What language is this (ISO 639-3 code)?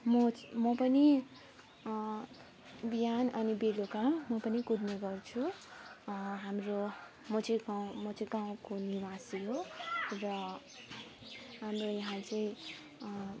nep